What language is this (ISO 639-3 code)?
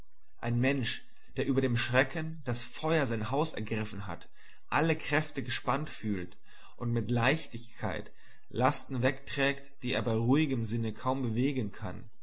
deu